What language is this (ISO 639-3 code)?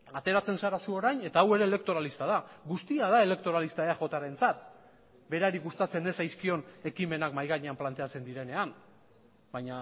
eus